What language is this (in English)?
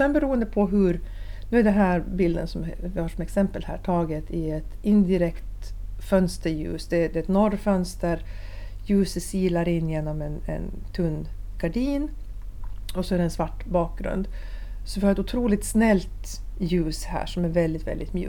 Swedish